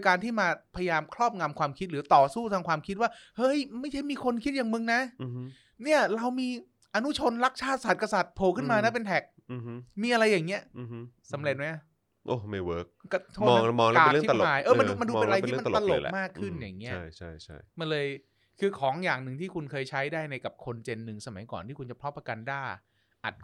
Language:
Thai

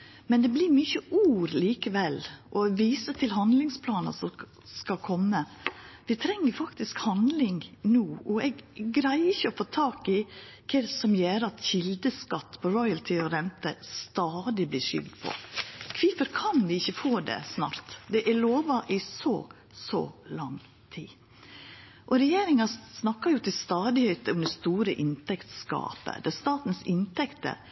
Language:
Norwegian Nynorsk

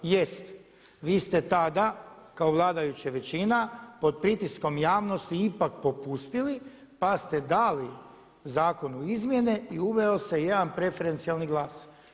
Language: Croatian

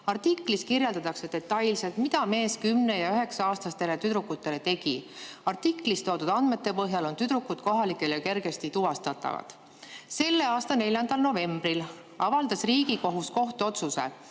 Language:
Estonian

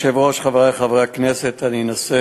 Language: Hebrew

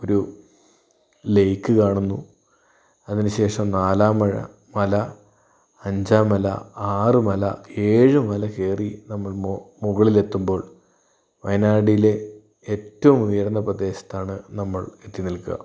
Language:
Malayalam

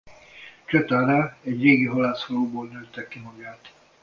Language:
Hungarian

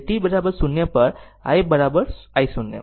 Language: Gujarati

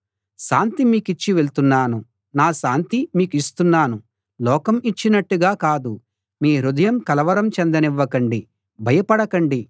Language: Telugu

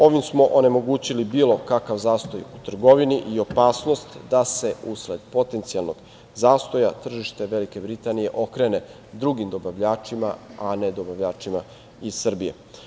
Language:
Serbian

